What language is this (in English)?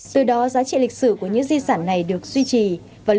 Vietnamese